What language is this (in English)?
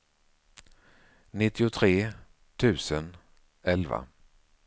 Swedish